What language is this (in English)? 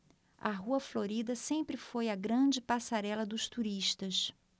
Portuguese